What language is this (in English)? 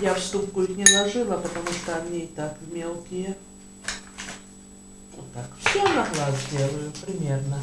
Russian